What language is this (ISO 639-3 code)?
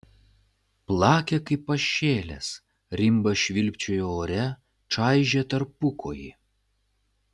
lit